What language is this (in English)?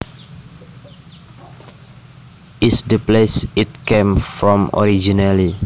Javanese